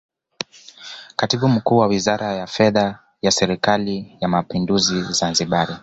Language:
Swahili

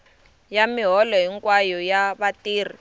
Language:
Tsonga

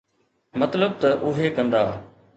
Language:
Sindhi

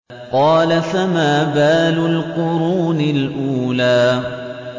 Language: Arabic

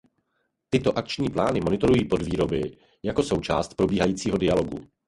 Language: Czech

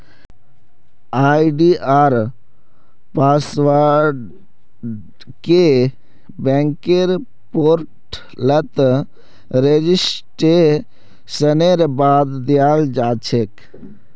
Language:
Magahi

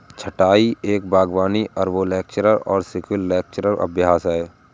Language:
Hindi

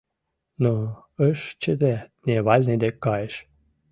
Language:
Mari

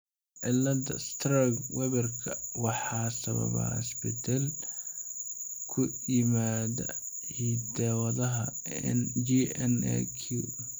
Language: Somali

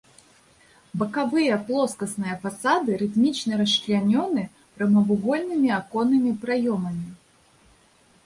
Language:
Belarusian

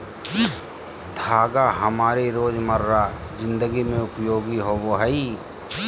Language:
Magahi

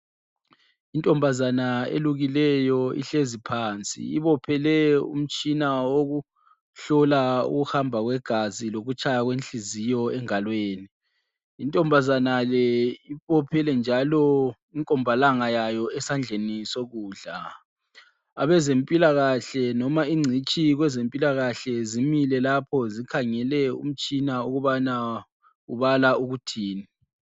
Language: North Ndebele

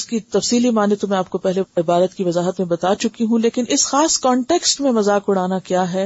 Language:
Urdu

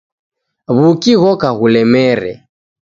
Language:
Taita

